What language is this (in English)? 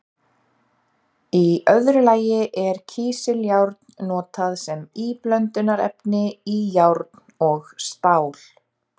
Icelandic